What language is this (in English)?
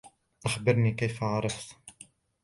Arabic